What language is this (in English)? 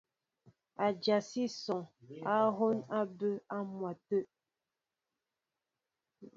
Mbo (Cameroon)